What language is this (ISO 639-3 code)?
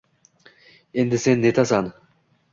uzb